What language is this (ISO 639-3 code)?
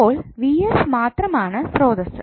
mal